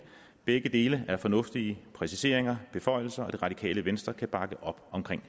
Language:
Danish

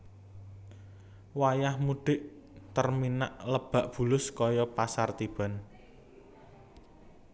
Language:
Javanese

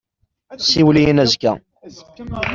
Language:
Kabyle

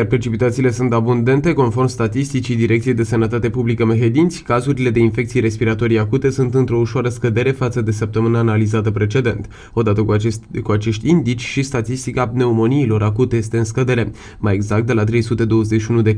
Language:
Romanian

